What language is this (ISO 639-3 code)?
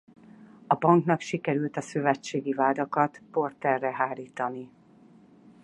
hun